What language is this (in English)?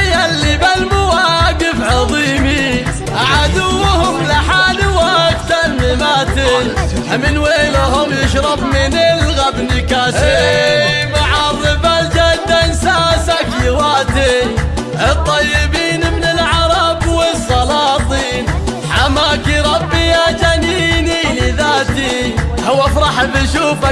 Arabic